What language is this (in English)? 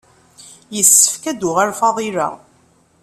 Kabyle